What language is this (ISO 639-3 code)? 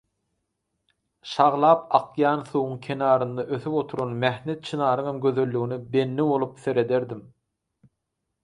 tuk